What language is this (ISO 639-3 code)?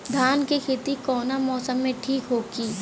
bho